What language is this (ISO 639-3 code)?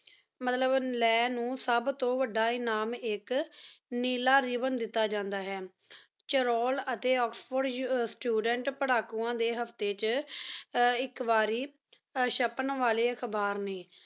pan